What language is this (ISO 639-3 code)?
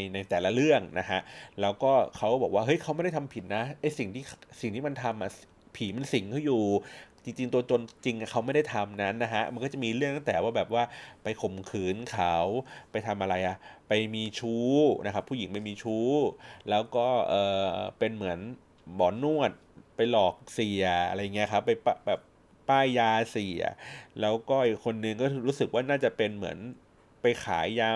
tha